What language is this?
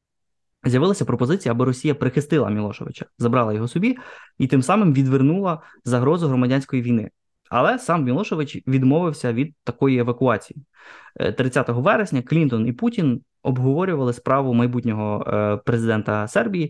Ukrainian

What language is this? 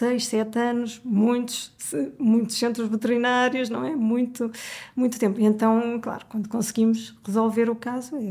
Portuguese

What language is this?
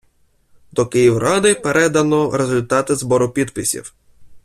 Ukrainian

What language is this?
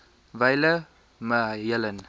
Afrikaans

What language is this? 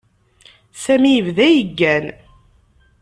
Kabyle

